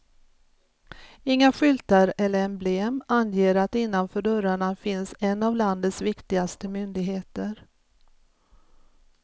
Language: Swedish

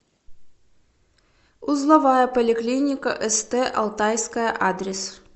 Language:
Russian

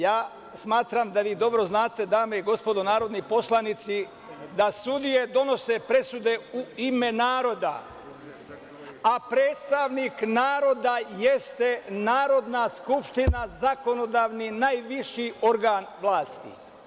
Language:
Serbian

